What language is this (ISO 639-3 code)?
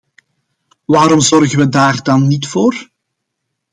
nld